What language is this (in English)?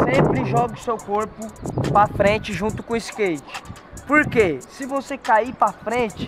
Portuguese